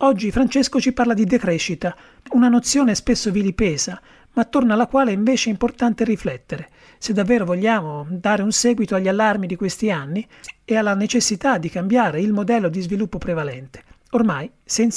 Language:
Italian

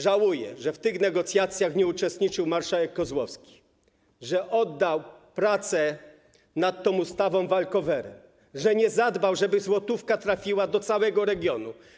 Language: Polish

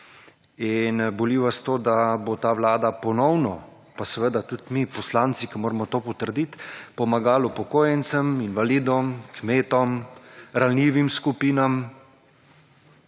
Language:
Slovenian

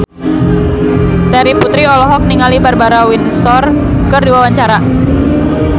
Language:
Sundanese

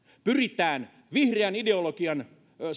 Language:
Finnish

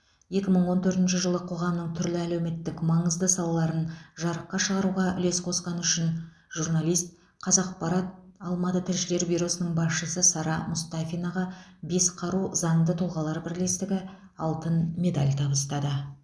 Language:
Kazakh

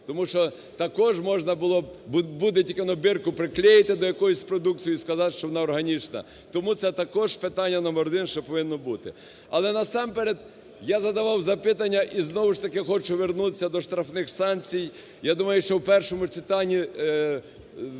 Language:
Ukrainian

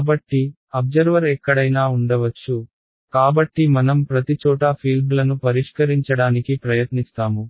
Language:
Telugu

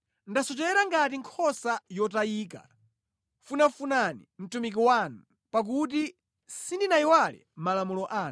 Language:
Nyanja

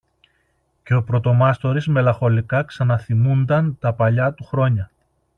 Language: Greek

